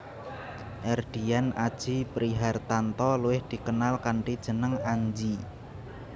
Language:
Javanese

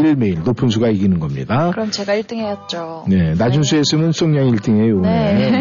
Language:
Korean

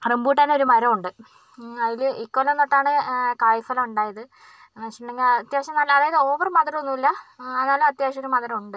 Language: Malayalam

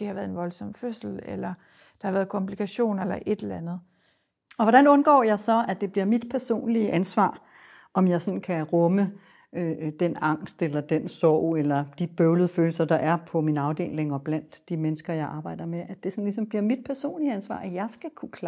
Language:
Danish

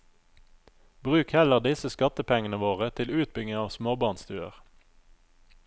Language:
Norwegian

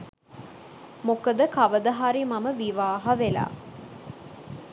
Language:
Sinhala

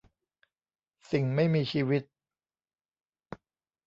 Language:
Thai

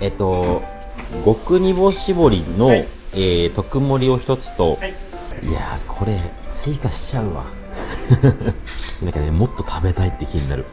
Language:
Japanese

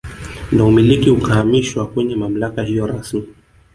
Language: Swahili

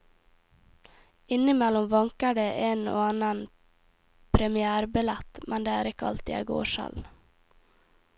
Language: Norwegian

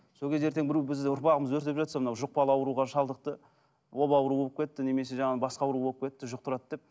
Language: Kazakh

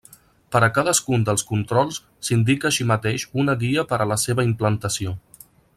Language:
Catalan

